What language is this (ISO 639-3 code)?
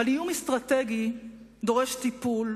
heb